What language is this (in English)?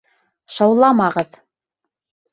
Bashkir